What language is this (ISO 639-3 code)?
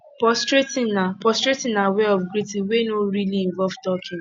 pcm